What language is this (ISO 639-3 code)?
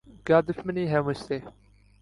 urd